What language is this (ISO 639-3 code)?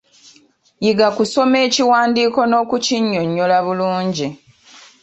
lug